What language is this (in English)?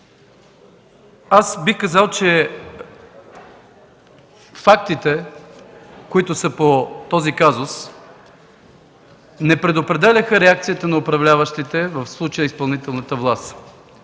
Bulgarian